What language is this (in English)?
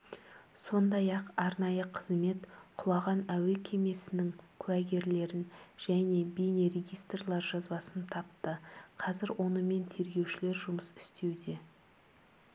Kazakh